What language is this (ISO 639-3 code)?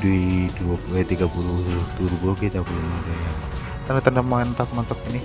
ind